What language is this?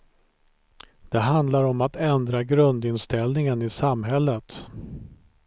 Swedish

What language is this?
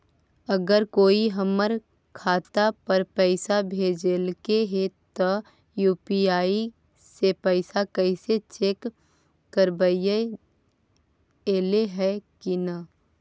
Magahi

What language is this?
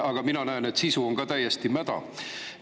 Estonian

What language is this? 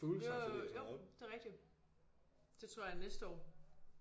Danish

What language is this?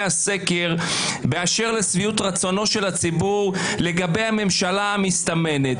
Hebrew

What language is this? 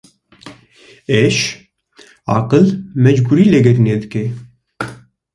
Kurdish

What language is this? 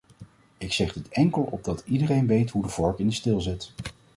Dutch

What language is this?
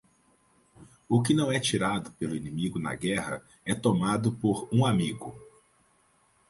Portuguese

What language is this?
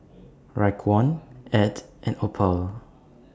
English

